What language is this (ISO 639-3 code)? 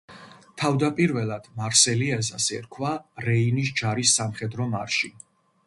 kat